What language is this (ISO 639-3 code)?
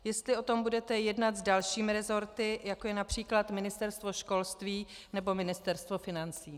ces